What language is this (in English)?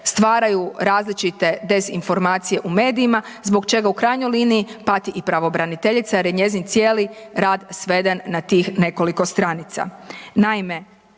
Croatian